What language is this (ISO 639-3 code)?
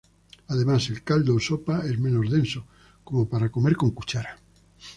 spa